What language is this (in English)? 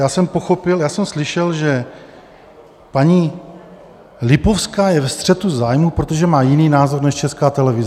Czech